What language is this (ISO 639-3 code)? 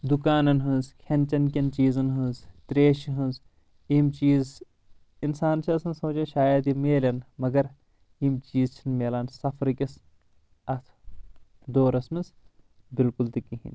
kas